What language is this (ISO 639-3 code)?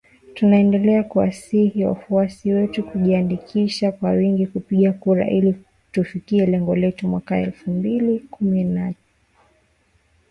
swa